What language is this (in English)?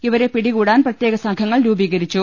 Malayalam